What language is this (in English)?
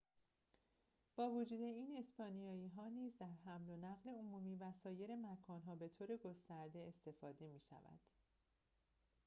Persian